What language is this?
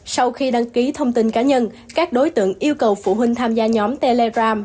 Vietnamese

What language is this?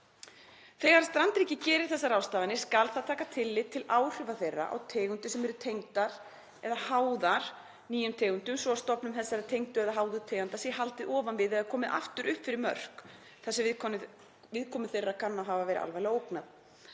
Icelandic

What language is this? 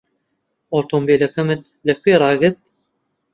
Central Kurdish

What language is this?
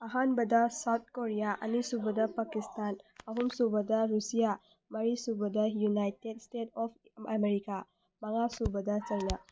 Manipuri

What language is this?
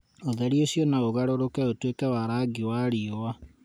Kikuyu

